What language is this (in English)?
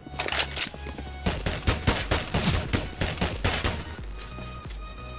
Polish